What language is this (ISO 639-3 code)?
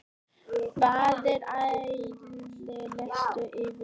isl